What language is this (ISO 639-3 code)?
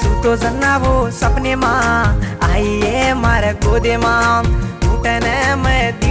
tel